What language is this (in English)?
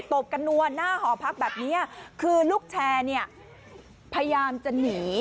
Thai